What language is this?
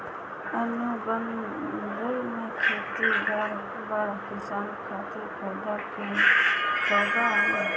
Bhojpuri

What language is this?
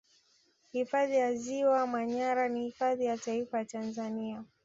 Swahili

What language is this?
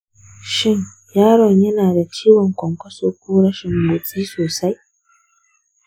Hausa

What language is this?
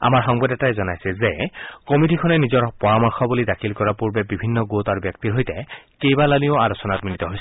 Assamese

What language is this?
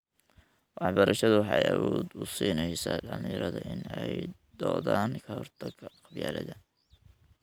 Somali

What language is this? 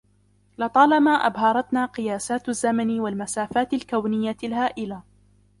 Arabic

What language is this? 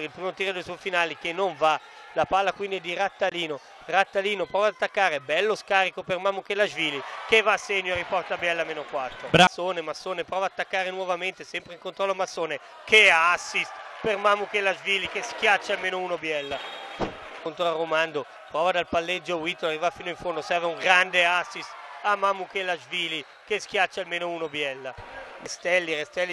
Italian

